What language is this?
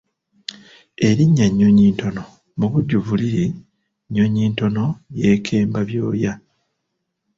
Ganda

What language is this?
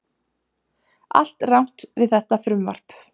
Icelandic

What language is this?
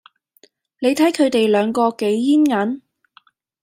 Cantonese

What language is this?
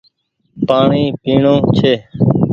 Goaria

